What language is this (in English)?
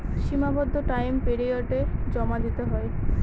Bangla